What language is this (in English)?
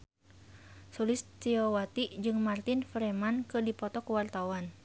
Sundanese